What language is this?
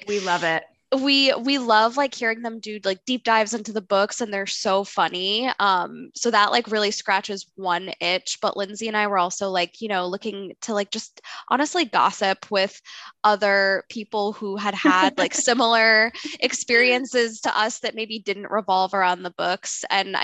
English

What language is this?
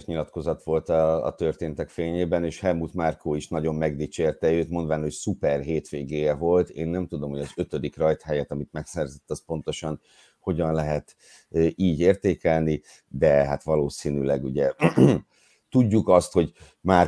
Hungarian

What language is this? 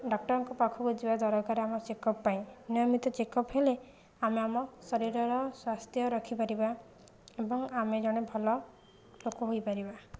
Odia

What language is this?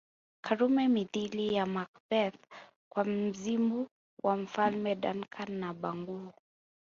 Swahili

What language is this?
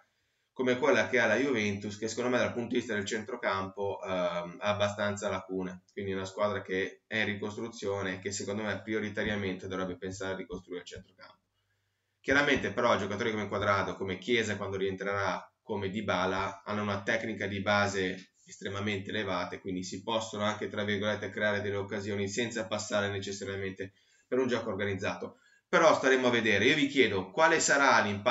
Italian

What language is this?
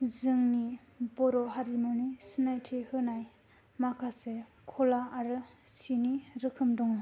Bodo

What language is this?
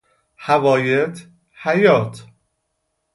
Persian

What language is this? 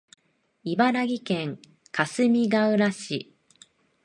Japanese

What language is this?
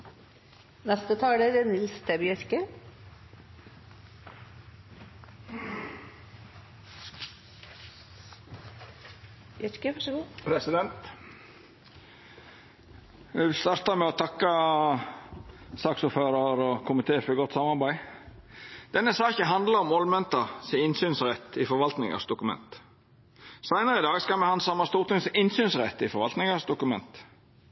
Norwegian Nynorsk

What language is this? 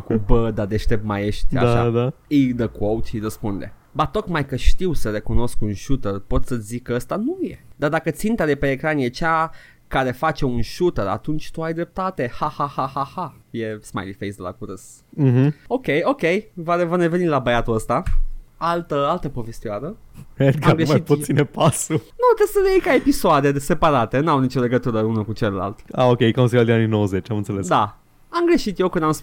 Romanian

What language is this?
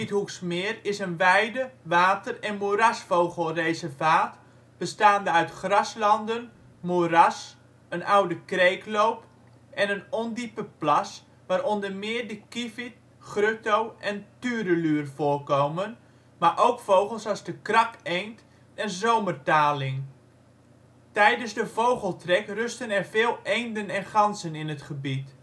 Dutch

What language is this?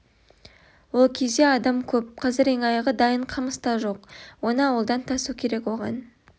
Kazakh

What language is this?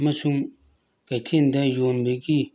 Manipuri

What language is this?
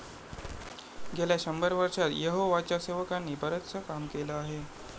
Marathi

